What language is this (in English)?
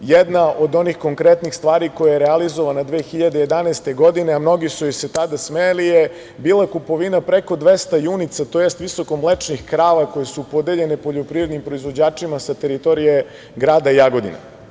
Serbian